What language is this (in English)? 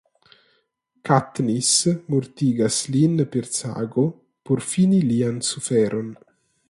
Esperanto